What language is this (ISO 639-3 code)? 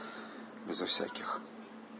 rus